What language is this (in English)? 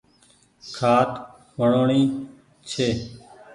Goaria